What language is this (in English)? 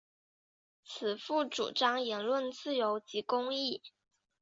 Chinese